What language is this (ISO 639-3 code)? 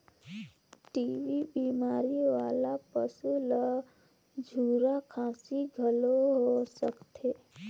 hne